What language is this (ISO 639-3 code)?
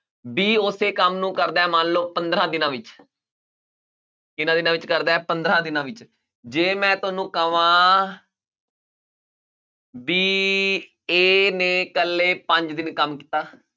pan